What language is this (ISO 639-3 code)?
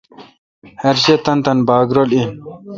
xka